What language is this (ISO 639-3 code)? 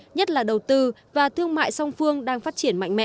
vie